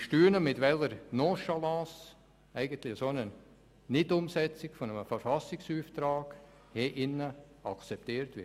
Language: Swiss German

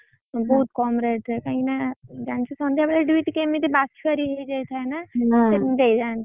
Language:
Odia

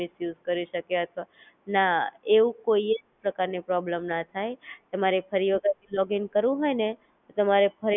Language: Gujarati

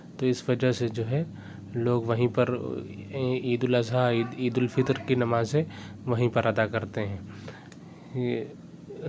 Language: Urdu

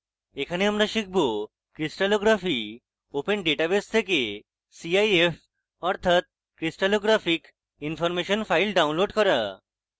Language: Bangla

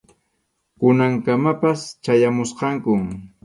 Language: Arequipa-La Unión Quechua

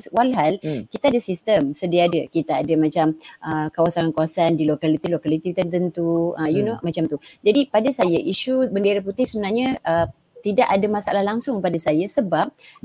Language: Malay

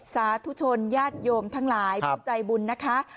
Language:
Thai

